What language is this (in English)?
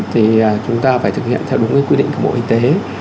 Vietnamese